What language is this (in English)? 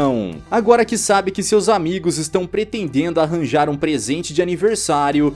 Portuguese